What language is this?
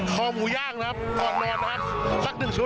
Thai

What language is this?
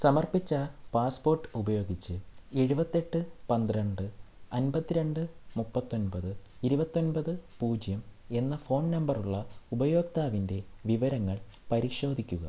Malayalam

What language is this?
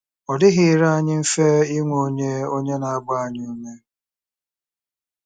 Igbo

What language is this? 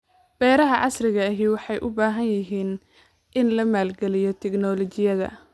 Somali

